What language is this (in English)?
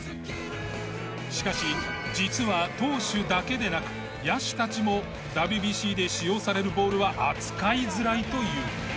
Japanese